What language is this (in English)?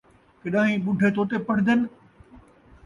Saraiki